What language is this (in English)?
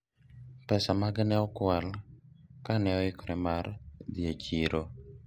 Luo (Kenya and Tanzania)